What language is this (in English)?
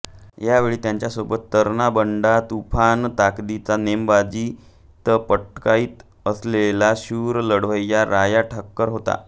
Marathi